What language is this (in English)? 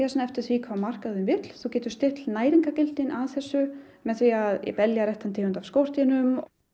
Icelandic